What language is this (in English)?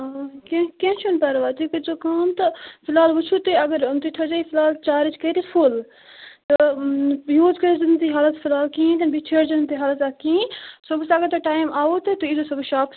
Kashmiri